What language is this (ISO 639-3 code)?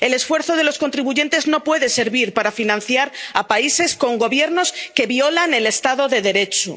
spa